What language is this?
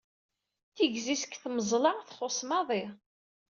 Kabyle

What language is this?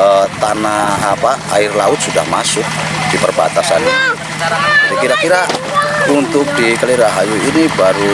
Indonesian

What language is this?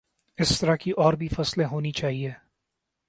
Urdu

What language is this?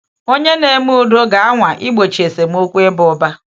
Igbo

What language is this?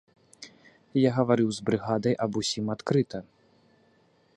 Belarusian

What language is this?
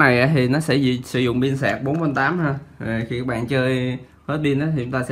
Vietnamese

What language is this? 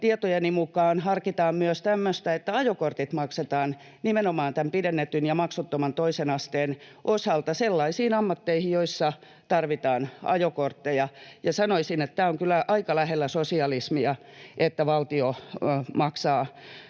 Finnish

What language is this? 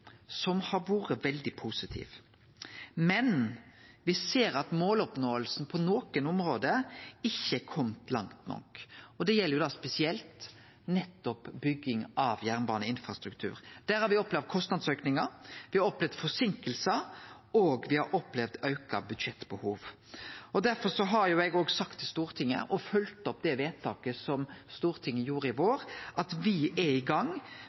Norwegian Nynorsk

